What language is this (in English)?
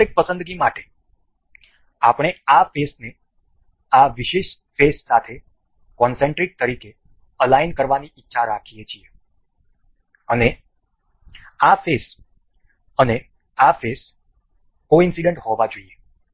Gujarati